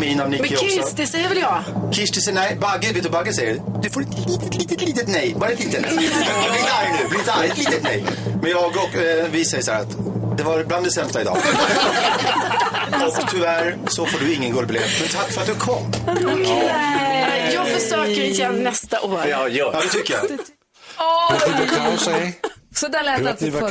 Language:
Swedish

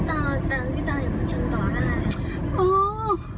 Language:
Thai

